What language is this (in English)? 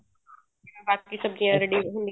Punjabi